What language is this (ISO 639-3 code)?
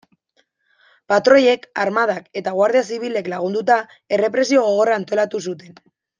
eus